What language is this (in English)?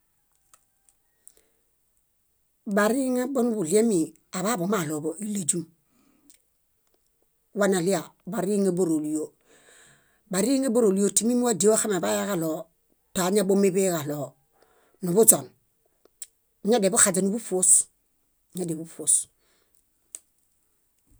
Bayot